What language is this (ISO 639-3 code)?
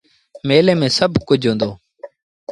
sbn